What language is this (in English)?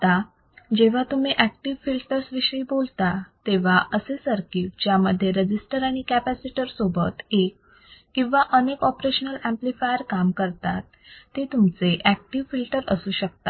Marathi